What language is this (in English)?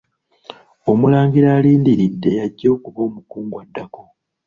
Ganda